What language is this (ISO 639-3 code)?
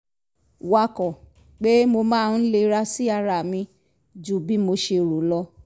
yor